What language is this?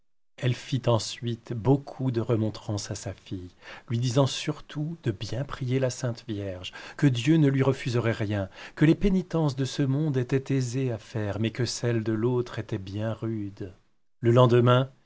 French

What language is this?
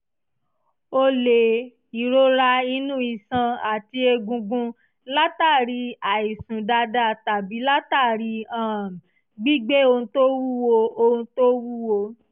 Yoruba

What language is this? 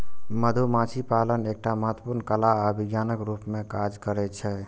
Maithili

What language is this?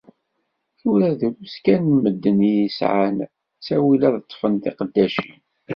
Kabyle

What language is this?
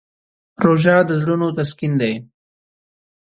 Pashto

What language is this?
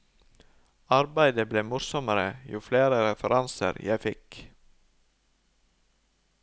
Norwegian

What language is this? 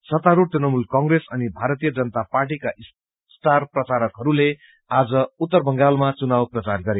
Nepali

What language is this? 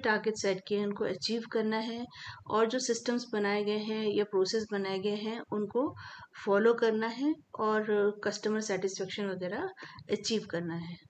Hindi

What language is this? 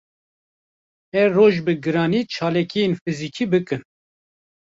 Kurdish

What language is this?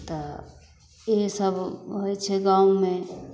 Maithili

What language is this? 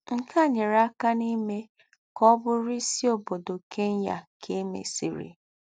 Igbo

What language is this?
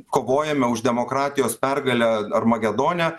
Lithuanian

